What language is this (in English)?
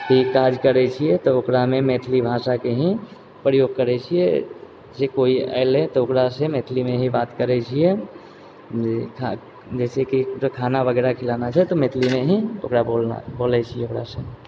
Maithili